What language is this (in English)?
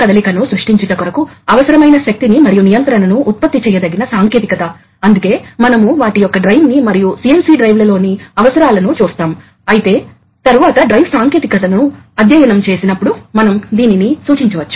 Telugu